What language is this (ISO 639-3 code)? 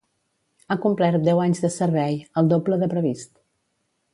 cat